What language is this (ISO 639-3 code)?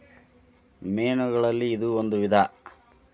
kan